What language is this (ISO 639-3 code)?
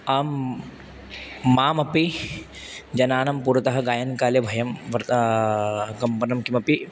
san